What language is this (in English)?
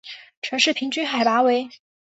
Chinese